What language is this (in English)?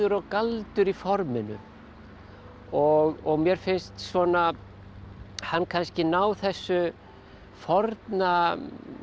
Icelandic